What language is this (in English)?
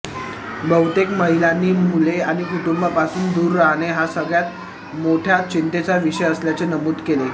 Marathi